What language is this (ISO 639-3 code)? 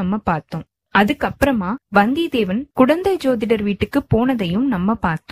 tam